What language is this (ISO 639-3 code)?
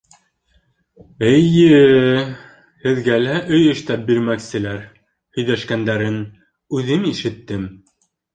bak